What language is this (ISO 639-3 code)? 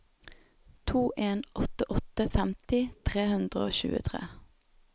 nor